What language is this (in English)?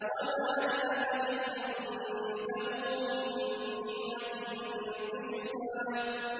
Arabic